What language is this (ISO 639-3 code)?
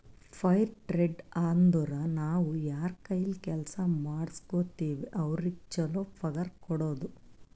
kan